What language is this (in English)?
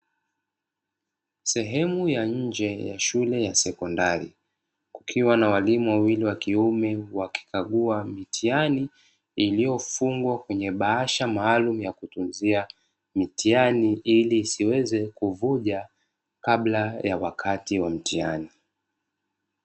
Swahili